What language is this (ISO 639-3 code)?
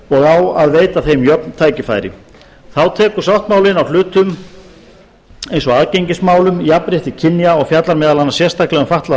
isl